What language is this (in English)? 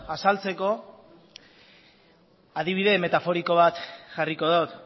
Basque